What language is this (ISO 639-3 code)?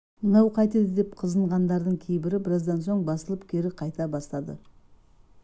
kaz